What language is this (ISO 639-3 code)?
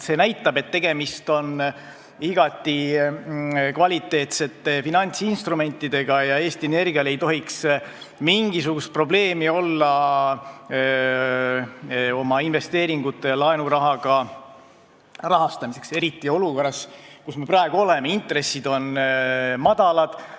est